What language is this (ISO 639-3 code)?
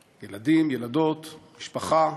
heb